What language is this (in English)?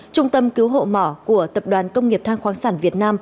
Vietnamese